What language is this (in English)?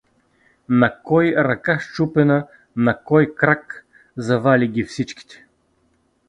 Bulgarian